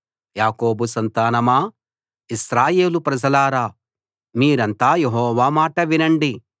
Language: Telugu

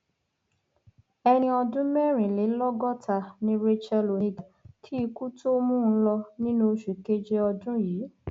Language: Yoruba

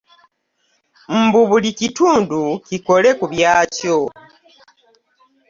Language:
Ganda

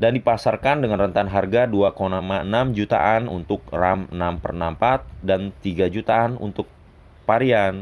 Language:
Indonesian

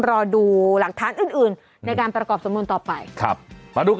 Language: Thai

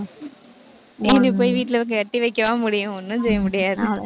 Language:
Tamil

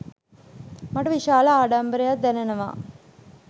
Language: Sinhala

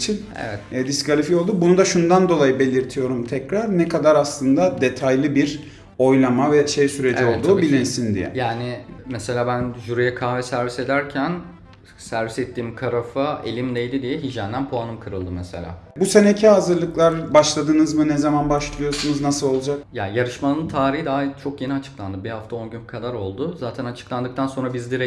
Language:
Turkish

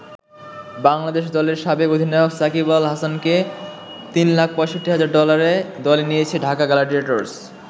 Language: Bangla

